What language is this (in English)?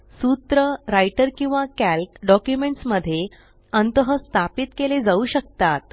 Marathi